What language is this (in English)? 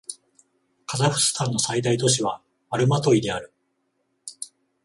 Japanese